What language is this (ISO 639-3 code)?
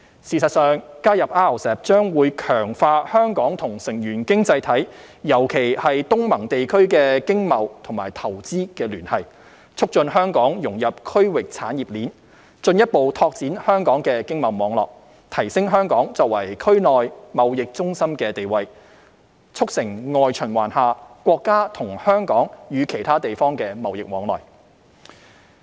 yue